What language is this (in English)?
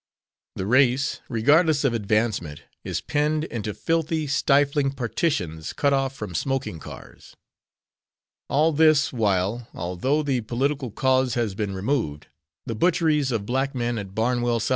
English